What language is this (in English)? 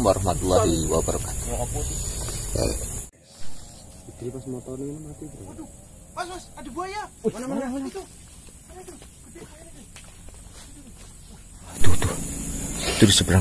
Indonesian